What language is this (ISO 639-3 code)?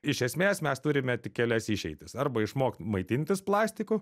lit